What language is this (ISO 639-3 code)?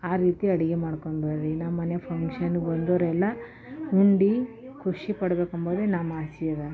kan